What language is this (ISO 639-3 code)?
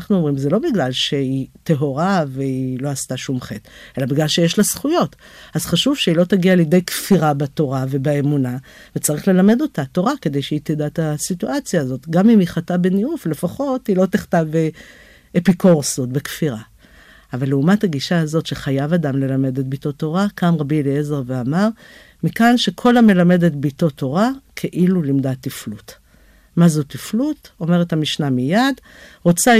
heb